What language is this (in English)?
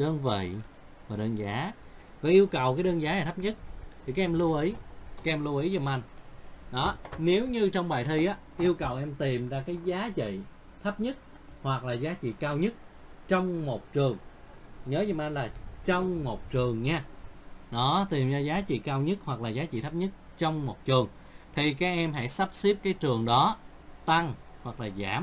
Vietnamese